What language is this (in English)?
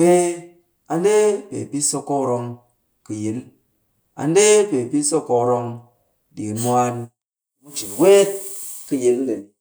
Cakfem-Mushere